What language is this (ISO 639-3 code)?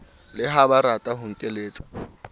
sot